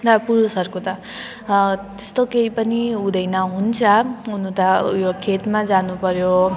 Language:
Nepali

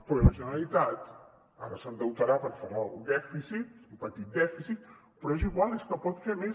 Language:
Catalan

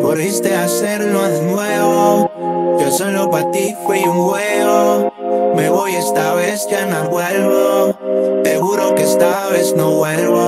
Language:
Spanish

